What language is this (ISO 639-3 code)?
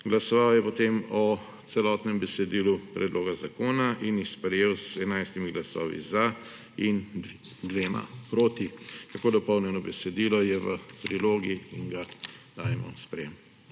slv